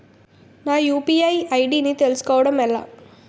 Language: Telugu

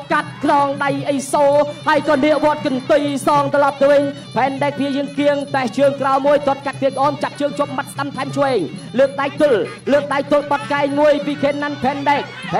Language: Thai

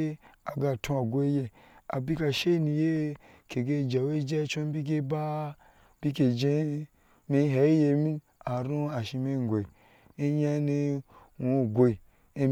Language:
Ashe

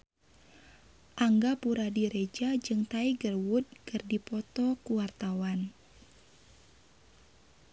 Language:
Sundanese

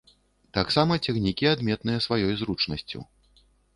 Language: Belarusian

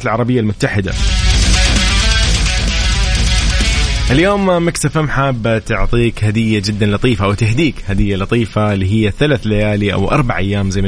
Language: Arabic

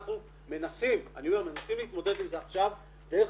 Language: Hebrew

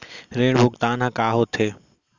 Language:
Chhattisgarhi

